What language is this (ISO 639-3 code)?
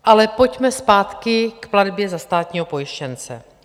ces